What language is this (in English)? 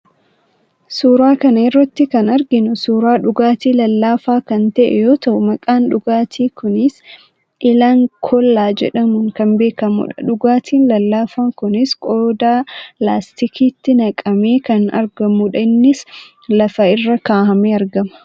Oromo